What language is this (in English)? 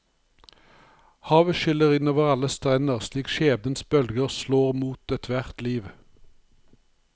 Norwegian